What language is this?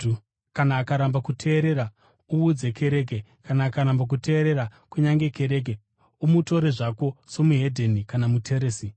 Shona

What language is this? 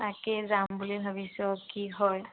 Assamese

